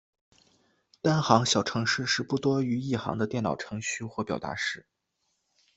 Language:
Chinese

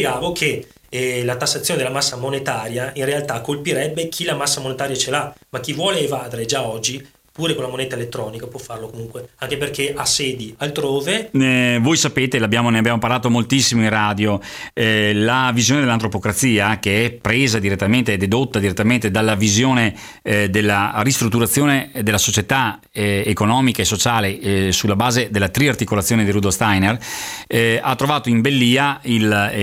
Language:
Italian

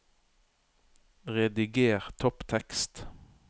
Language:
Norwegian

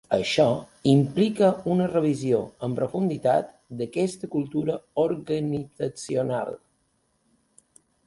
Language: Catalan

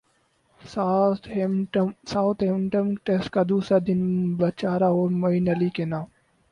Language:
Urdu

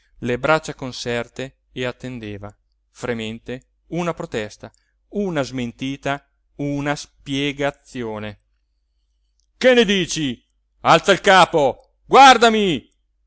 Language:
Italian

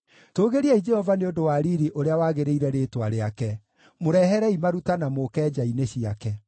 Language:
Kikuyu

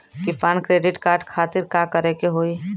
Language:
Bhojpuri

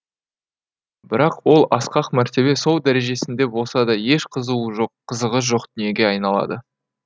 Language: Kazakh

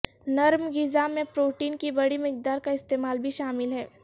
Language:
Urdu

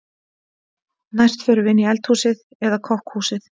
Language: Icelandic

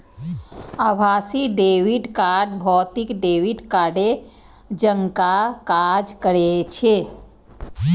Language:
Maithili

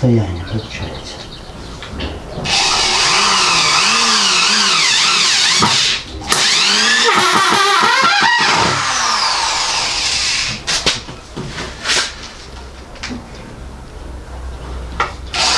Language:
Russian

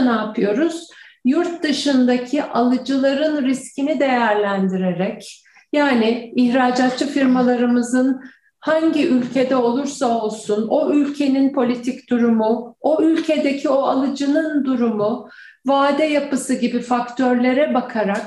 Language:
Turkish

